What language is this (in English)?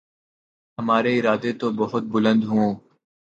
Urdu